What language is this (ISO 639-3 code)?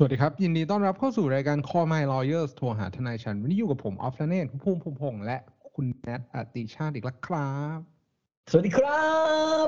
tha